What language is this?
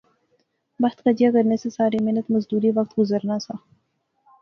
Pahari-Potwari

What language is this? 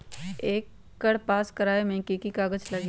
Magahi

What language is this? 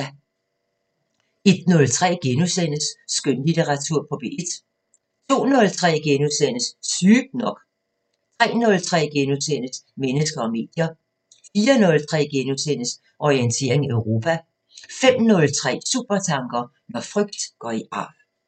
Danish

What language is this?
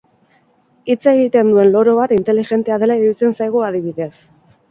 Basque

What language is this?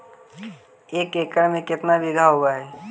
Magahi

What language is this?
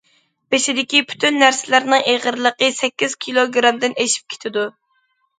Uyghur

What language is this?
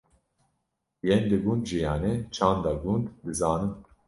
Kurdish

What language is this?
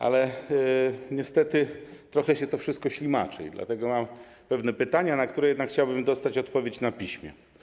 Polish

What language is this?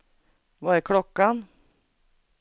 Swedish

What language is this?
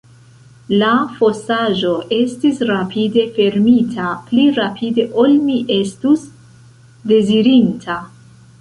Esperanto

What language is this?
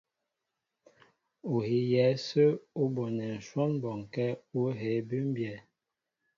Mbo (Cameroon)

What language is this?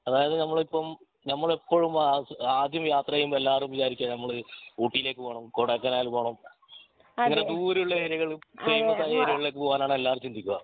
Malayalam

